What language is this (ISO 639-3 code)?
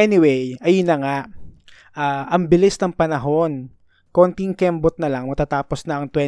fil